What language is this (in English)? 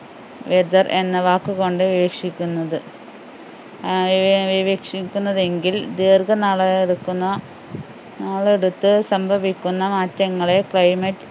Malayalam